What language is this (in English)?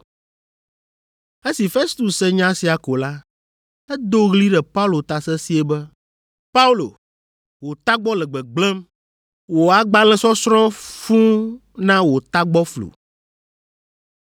Ewe